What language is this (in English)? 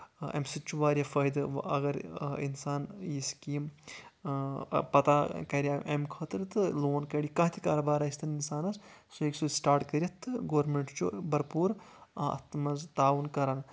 Kashmiri